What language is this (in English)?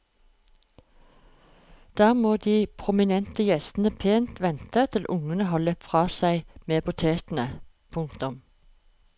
Norwegian